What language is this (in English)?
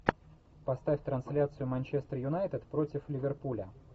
Russian